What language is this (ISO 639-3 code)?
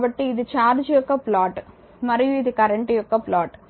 tel